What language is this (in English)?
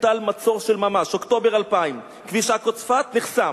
Hebrew